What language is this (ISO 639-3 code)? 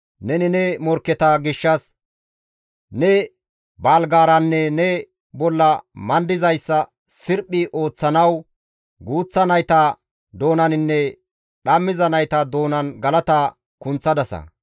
gmv